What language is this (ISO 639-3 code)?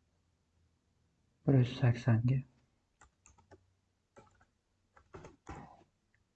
tur